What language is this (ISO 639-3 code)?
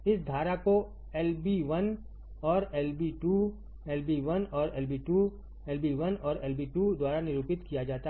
hin